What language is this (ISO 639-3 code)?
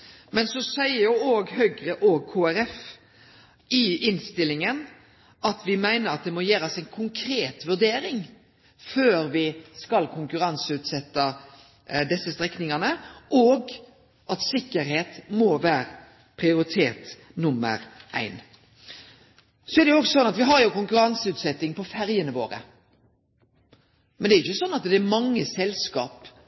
nno